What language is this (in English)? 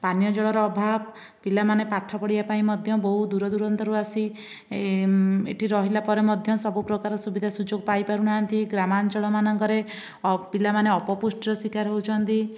Odia